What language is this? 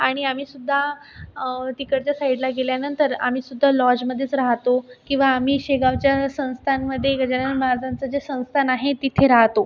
Marathi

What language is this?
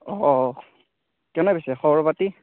Assamese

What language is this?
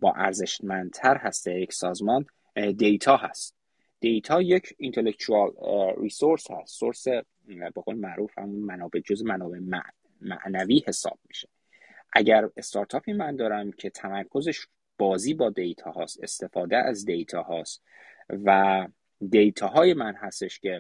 Persian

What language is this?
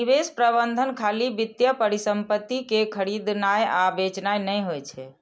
Maithili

